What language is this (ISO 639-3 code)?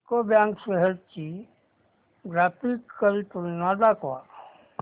mar